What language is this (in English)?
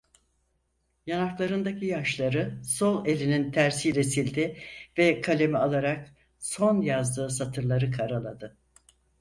Turkish